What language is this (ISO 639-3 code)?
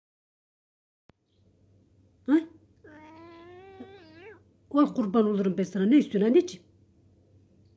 tur